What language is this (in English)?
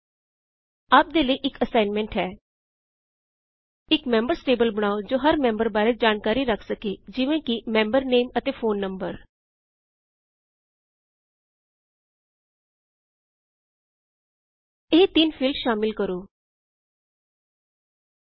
Punjabi